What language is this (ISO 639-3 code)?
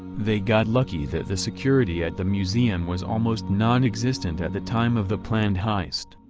eng